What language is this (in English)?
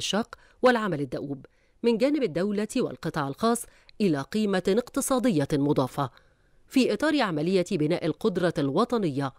Arabic